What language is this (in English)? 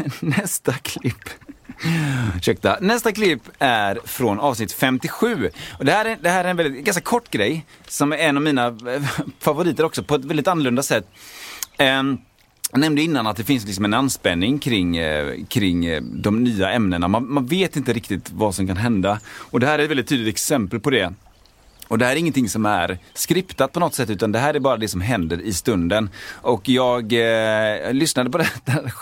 Swedish